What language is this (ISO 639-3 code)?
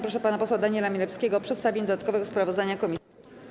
pol